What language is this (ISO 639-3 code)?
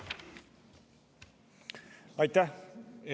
est